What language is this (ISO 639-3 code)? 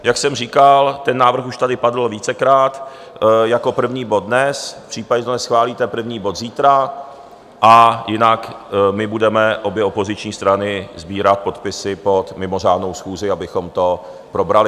ces